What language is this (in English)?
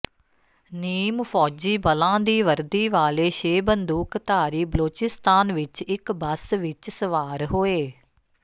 Punjabi